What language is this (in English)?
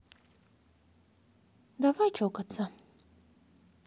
Russian